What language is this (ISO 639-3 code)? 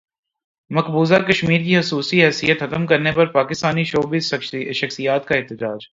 urd